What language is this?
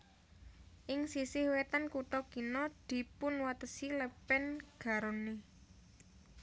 Javanese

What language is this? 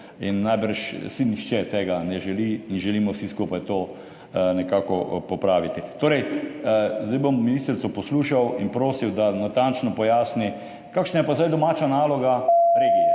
Slovenian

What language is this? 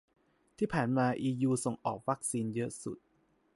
Thai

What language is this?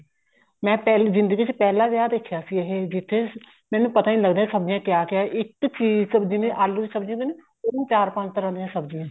Punjabi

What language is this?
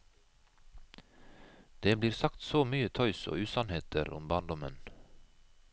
Norwegian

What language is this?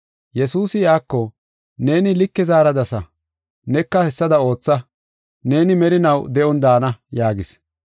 Gofa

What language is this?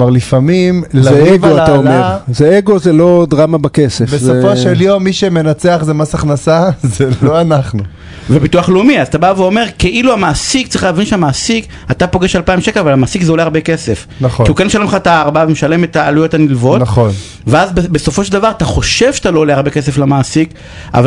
Hebrew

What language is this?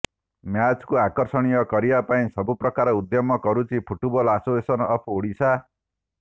Odia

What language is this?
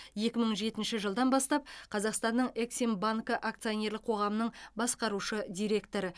Kazakh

